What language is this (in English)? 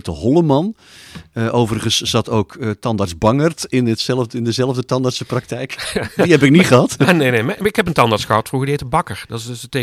Dutch